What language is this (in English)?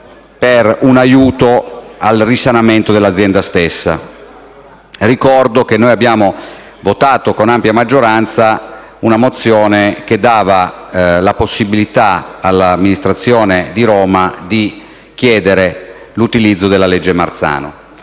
Italian